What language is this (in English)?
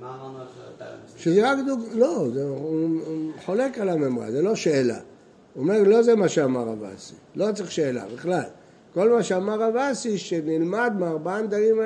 Hebrew